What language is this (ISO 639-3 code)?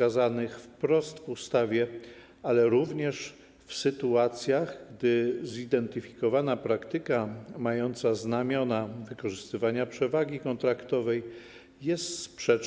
pol